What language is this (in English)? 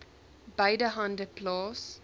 Afrikaans